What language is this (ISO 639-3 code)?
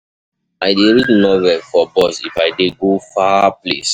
pcm